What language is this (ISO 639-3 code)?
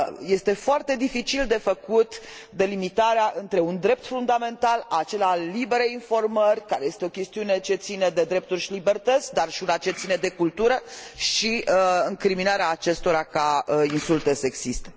ron